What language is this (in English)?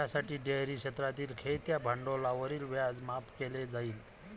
Marathi